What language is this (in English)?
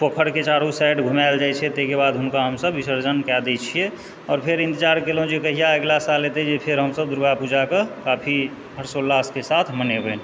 Maithili